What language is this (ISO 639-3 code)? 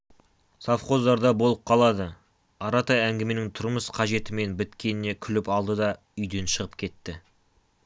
kaz